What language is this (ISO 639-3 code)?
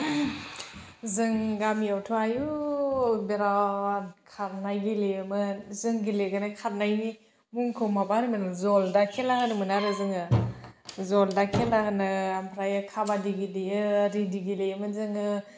brx